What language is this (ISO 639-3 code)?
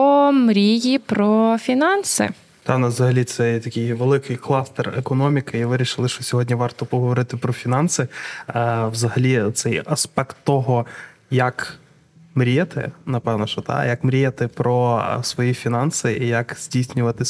ukr